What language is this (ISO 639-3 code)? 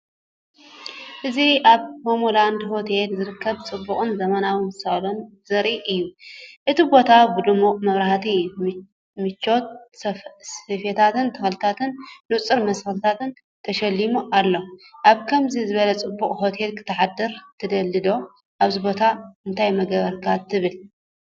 tir